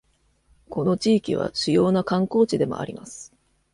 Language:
Japanese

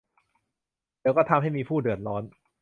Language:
Thai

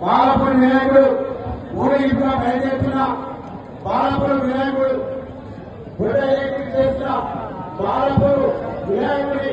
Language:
Telugu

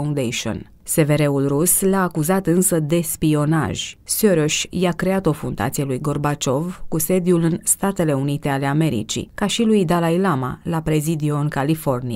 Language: Romanian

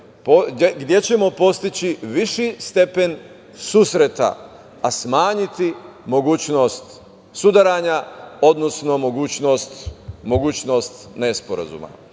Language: Serbian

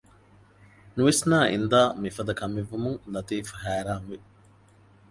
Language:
Divehi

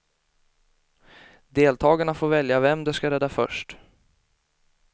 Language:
Swedish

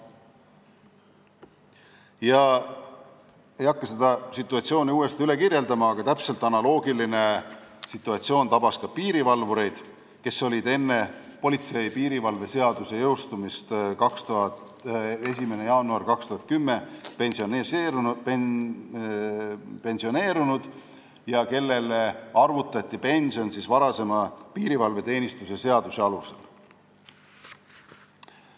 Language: Estonian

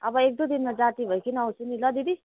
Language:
Nepali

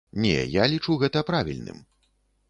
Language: Belarusian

